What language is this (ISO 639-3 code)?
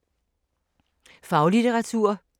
dan